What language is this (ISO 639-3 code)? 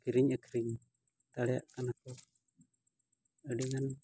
sat